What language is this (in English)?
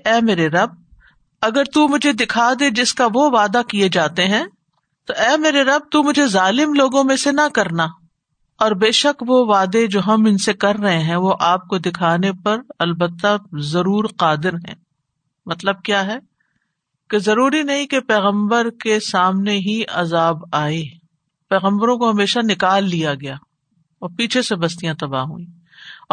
Urdu